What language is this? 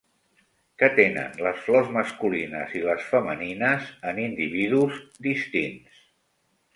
Catalan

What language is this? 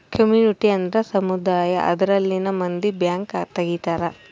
Kannada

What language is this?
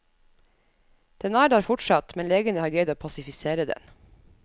Norwegian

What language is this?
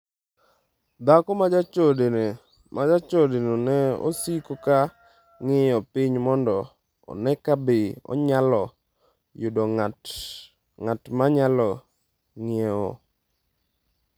Luo (Kenya and Tanzania)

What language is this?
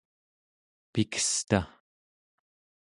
Central Yupik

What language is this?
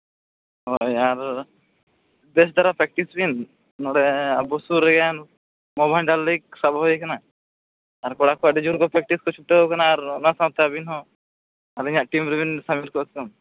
Santali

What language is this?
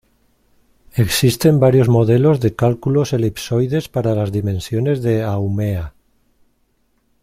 Spanish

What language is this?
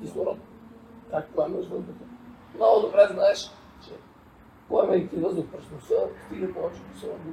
Bulgarian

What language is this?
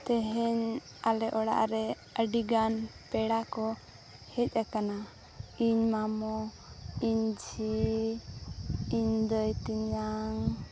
Santali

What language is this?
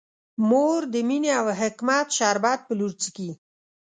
Pashto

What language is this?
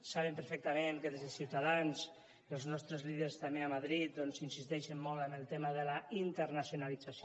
Catalan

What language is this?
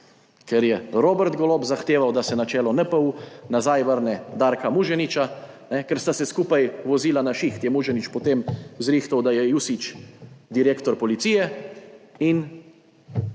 Slovenian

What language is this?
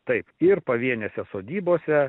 Lithuanian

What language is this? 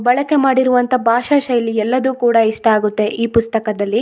Kannada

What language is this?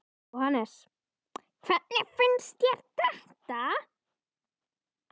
Icelandic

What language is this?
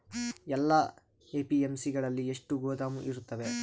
Kannada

